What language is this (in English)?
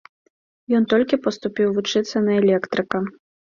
Belarusian